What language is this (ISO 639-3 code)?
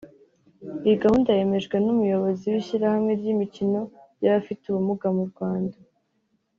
kin